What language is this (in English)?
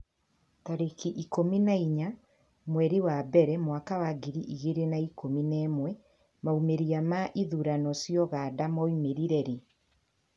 Kikuyu